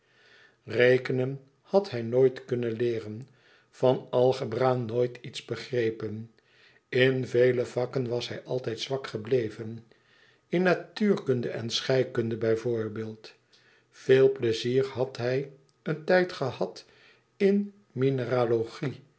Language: Dutch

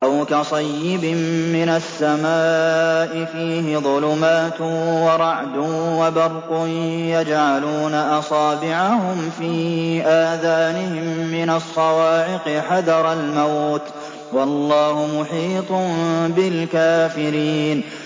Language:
Arabic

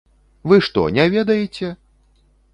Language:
Belarusian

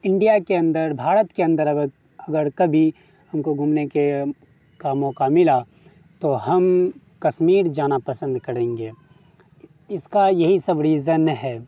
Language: Urdu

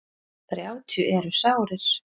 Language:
Icelandic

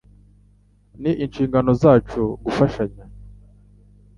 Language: Kinyarwanda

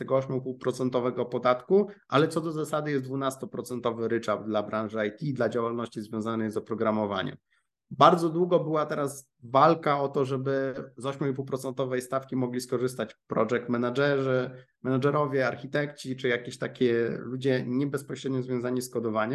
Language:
Polish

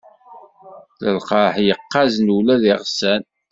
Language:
Kabyle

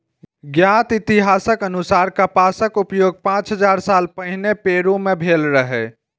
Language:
Maithili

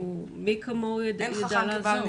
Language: Hebrew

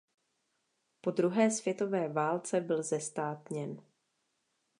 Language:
Czech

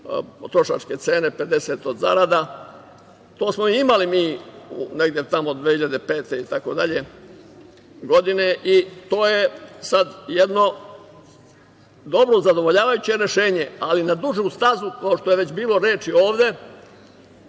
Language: Serbian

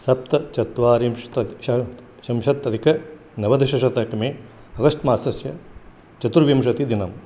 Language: Sanskrit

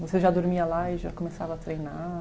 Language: Portuguese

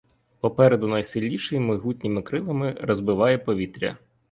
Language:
Ukrainian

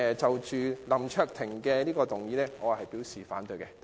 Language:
Cantonese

